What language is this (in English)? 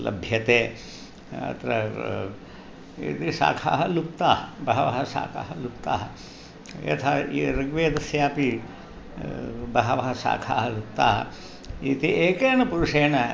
Sanskrit